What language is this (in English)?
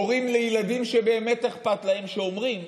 Hebrew